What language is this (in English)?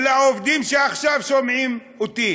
Hebrew